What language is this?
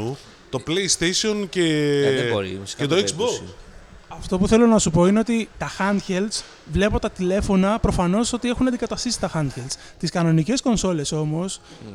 Greek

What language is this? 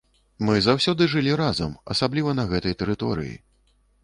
Belarusian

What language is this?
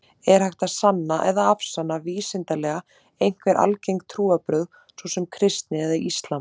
Icelandic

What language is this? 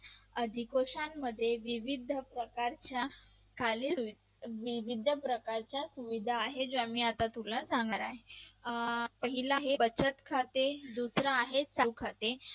Marathi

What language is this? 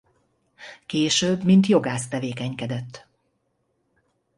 Hungarian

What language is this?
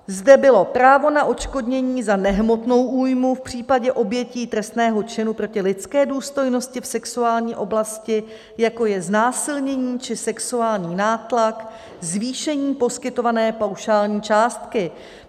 Czech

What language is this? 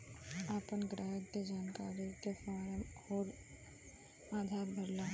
Bhojpuri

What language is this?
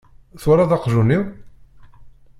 Kabyle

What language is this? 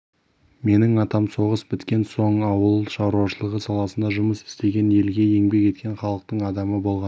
Kazakh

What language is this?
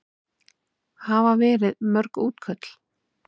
Icelandic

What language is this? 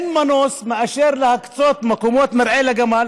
Hebrew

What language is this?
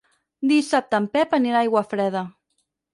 Catalan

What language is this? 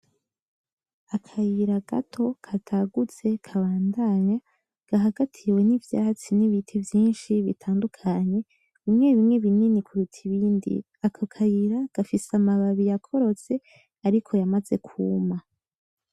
Rundi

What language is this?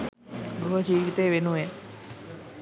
Sinhala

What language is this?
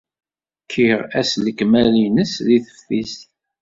Kabyle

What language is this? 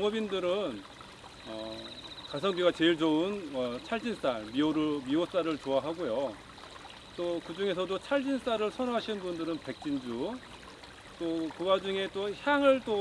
Korean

